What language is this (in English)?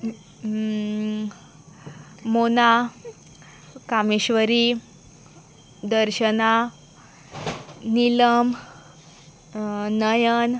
Konkani